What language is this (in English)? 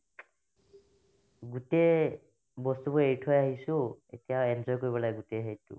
Assamese